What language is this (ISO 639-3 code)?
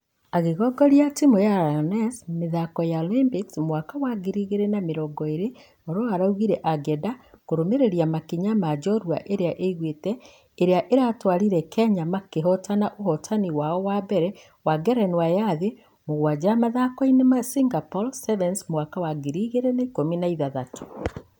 kik